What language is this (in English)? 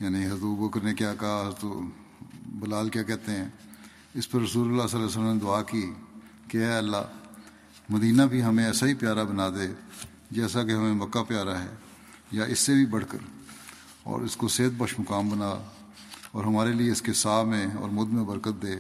Urdu